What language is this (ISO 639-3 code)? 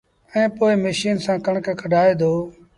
sbn